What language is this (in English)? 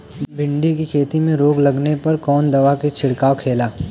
Bhojpuri